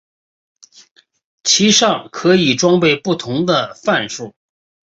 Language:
Chinese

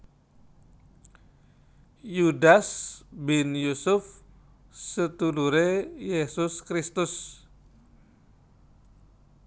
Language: Javanese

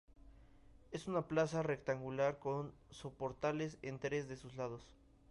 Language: Spanish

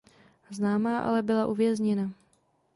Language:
Czech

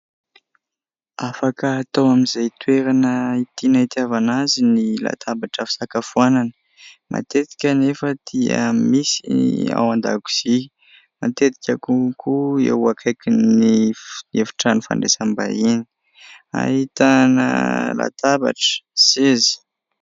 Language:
Malagasy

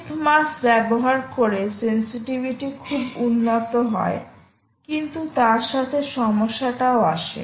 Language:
Bangla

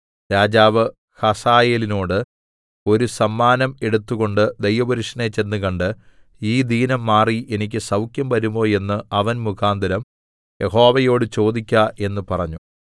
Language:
Malayalam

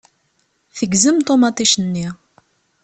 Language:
Kabyle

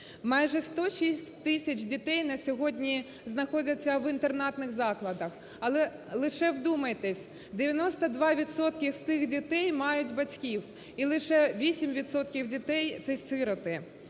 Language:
Ukrainian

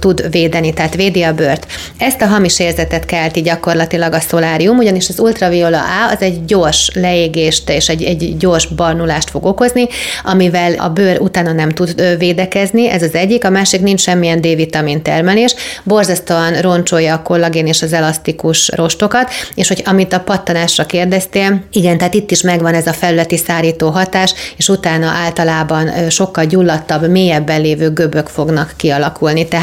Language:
Hungarian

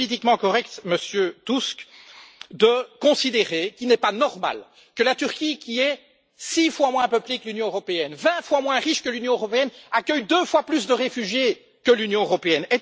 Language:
French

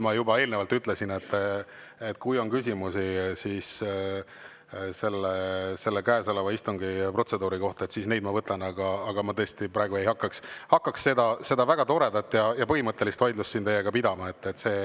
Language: Estonian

